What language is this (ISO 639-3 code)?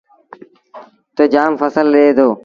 sbn